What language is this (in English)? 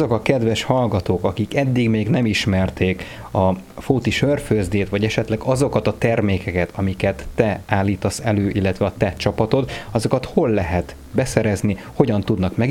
Hungarian